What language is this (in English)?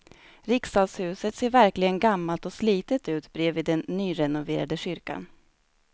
Swedish